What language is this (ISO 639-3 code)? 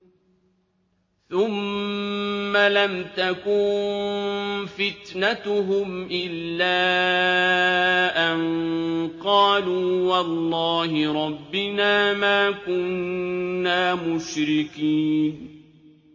ara